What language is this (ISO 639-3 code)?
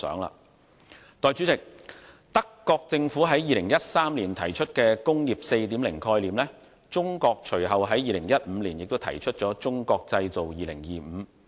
yue